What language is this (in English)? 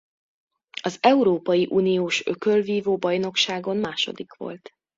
Hungarian